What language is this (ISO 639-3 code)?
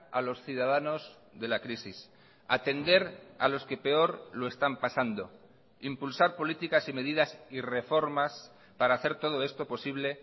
spa